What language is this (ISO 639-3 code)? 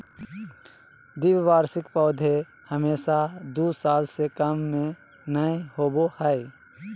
mag